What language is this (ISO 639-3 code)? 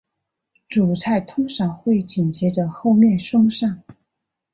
zho